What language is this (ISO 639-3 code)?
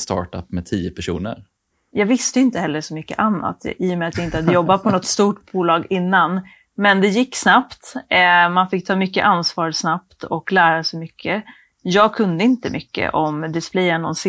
swe